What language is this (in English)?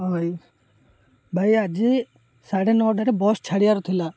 Odia